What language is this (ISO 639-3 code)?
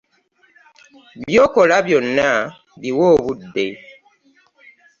lug